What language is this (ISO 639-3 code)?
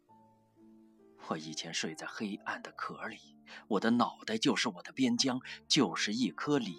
zho